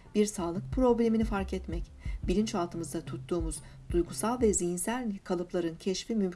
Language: Turkish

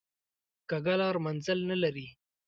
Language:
Pashto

